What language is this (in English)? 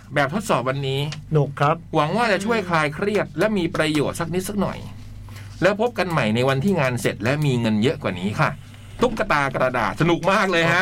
Thai